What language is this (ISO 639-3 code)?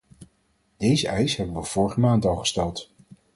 nld